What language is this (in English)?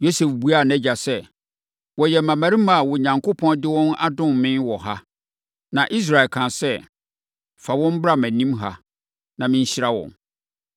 Akan